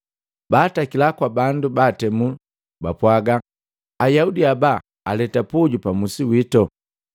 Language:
Matengo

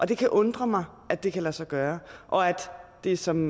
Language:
Danish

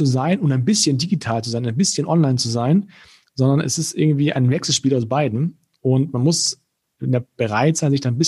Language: German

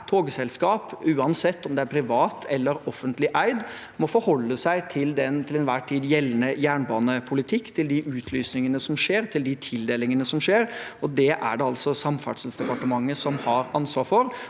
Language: Norwegian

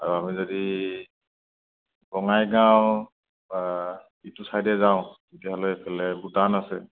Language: Assamese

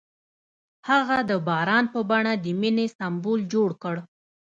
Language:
Pashto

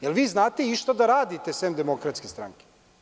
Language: Serbian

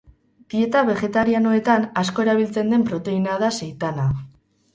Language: Basque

